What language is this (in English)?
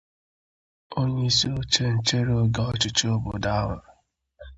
Igbo